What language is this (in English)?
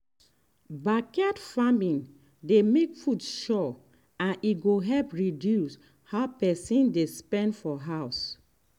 Nigerian Pidgin